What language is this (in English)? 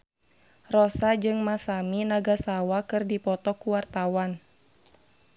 Sundanese